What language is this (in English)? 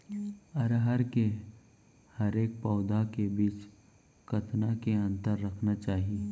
Chhattisgarhi